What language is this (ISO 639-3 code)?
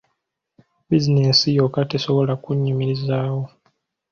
lug